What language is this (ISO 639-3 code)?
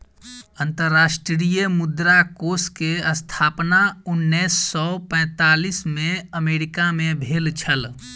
mai